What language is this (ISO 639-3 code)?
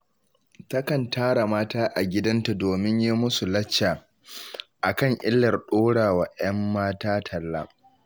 hau